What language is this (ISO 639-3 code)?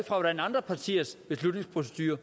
dan